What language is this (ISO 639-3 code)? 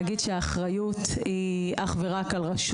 heb